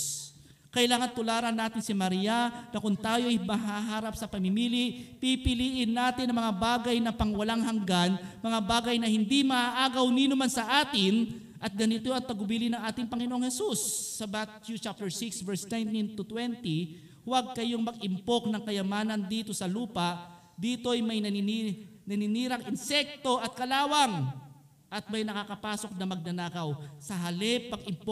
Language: Filipino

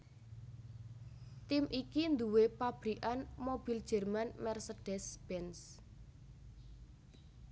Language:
Javanese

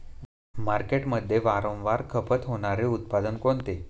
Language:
Marathi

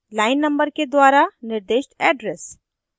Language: Hindi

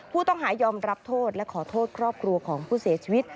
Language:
Thai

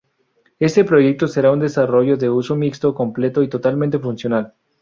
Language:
Spanish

